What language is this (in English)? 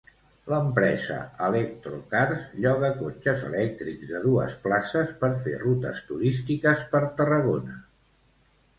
Catalan